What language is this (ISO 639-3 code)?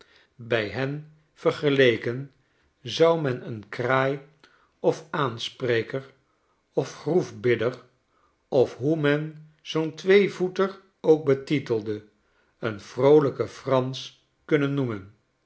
nld